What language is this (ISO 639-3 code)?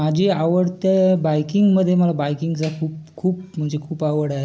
mar